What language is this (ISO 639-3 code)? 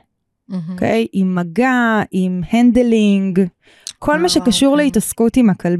heb